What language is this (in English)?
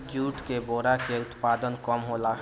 Bhojpuri